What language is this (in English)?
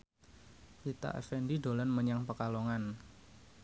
Javanese